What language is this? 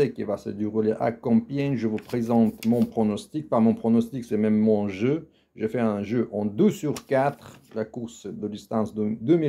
French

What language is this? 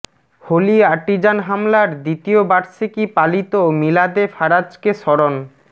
Bangla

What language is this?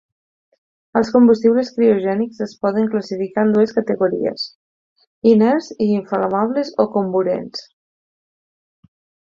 Catalan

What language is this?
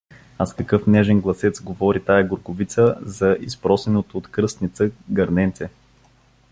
Bulgarian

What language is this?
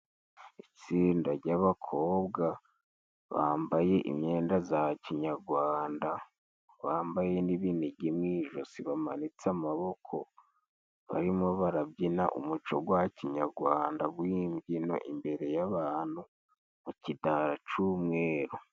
Kinyarwanda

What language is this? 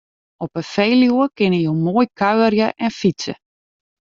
Western Frisian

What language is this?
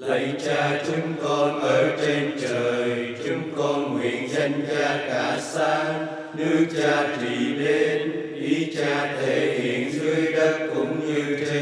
Vietnamese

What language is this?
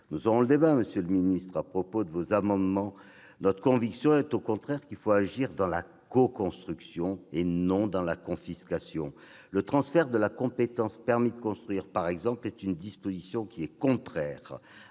French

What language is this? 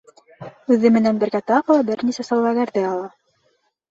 Bashkir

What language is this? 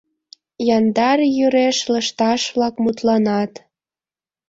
Mari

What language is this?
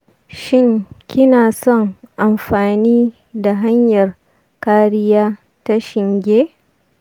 Hausa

